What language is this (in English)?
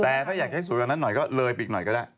Thai